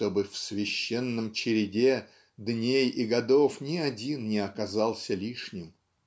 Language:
Russian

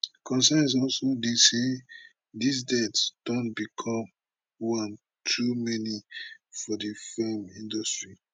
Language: Nigerian Pidgin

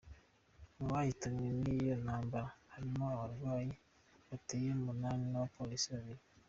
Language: Kinyarwanda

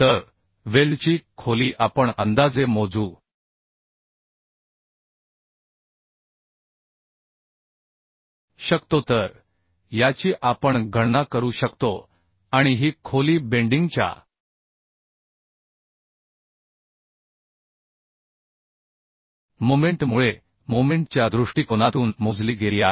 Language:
Marathi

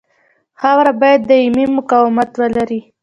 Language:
Pashto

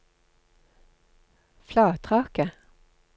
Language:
Norwegian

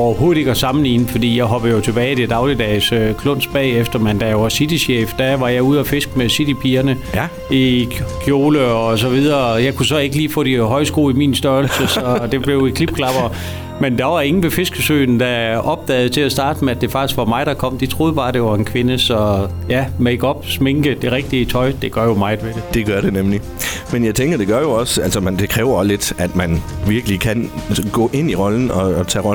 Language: Danish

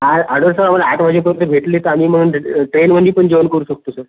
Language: Marathi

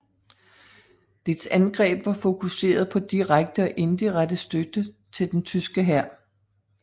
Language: Danish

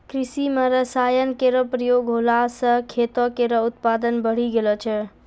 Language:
Maithili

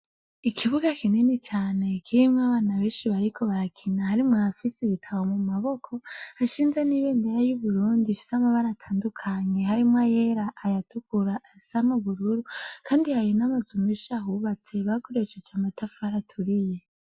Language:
Rundi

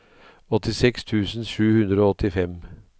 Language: Norwegian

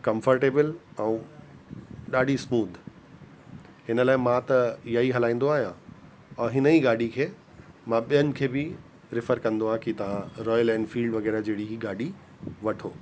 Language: Sindhi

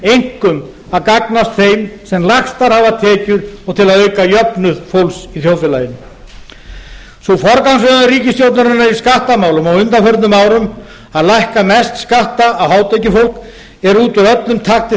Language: Icelandic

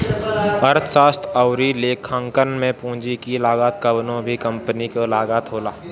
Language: Bhojpuri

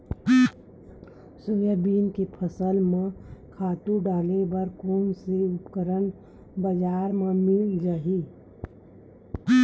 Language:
Chhattisgarhi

